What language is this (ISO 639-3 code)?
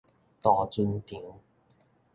nan